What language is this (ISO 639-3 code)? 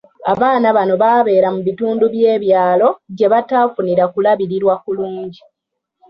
lug